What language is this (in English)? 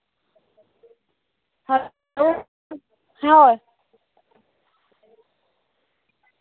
Santali